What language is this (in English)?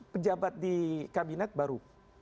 Indonesian